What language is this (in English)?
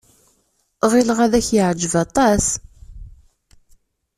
Kabyle